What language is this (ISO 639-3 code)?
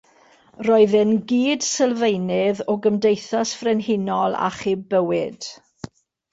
cym